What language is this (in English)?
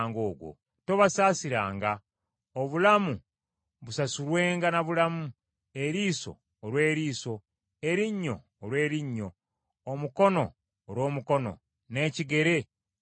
Ganda